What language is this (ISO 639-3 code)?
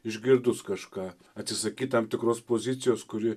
lit